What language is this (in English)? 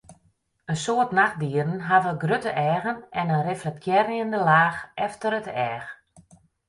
Western Frisian